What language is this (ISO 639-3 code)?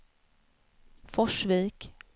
swe